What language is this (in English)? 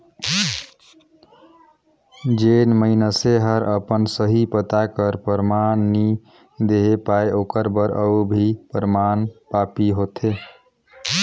Chhattisgarhi